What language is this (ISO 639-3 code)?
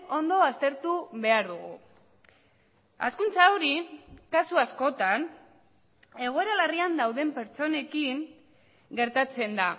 eus